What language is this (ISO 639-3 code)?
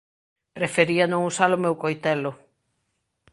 glg